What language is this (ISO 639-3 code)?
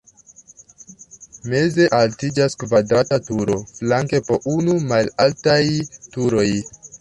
epo